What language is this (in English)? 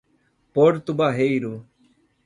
Portuguese